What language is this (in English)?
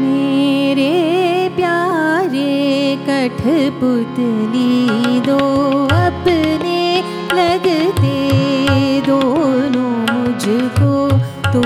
Hindi